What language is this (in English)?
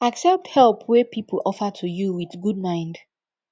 Nigerian Pidgin